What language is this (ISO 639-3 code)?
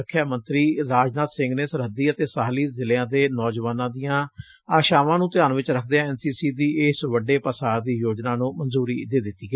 pan